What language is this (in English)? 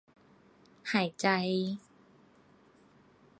Thai